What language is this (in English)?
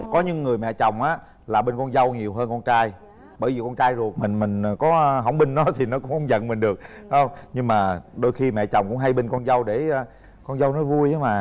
Vietnamese